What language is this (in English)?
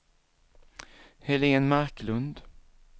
Swedish